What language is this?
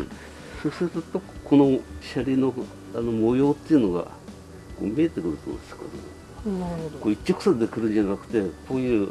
Japanese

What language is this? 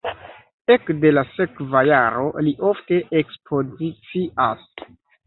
Esperanto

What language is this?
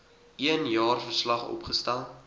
Afrikaans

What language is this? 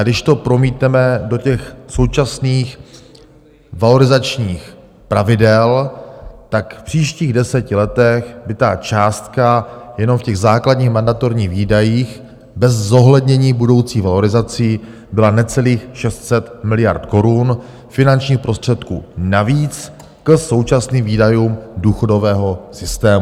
Czech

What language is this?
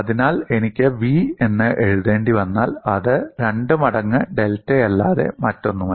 Malayalam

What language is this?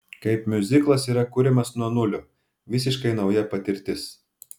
Lithuanian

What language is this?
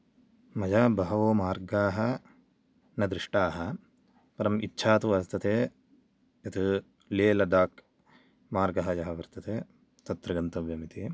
Sanskrit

